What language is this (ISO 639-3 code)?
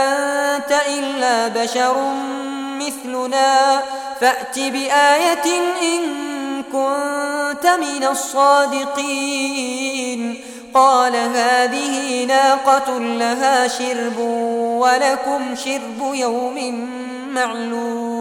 ara